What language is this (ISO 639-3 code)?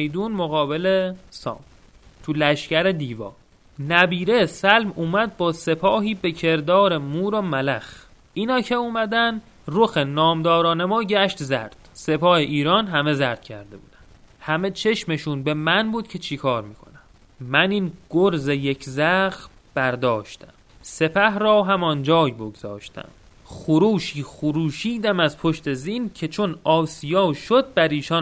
fas